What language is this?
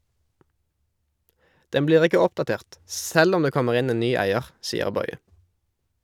Norwegian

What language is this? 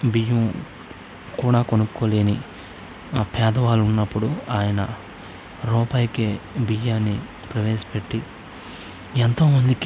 Telugu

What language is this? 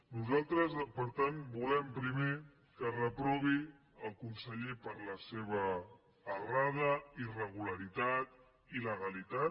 Catalan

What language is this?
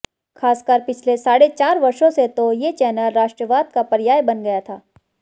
Hindi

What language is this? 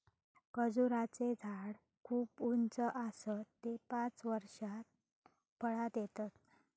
Marathi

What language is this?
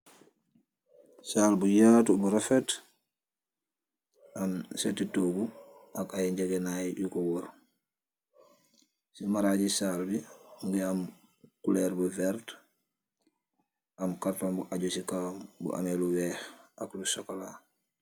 Wolof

